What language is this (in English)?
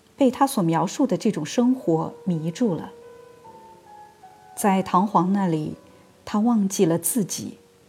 Chinese